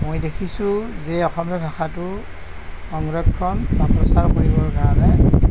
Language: Assamese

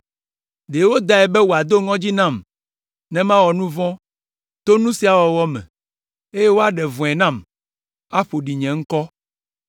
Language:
Ewe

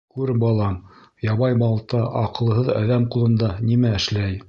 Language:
Bashkir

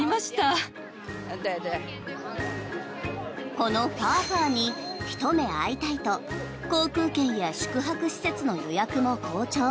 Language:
Japanese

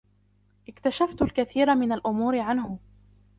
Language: Arabic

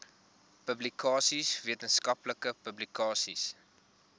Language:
Afrikaans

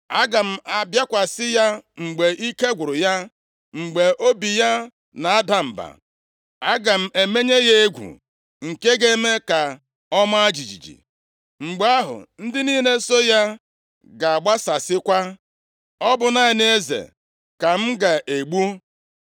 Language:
Igbo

